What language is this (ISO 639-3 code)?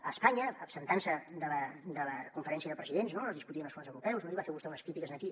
cat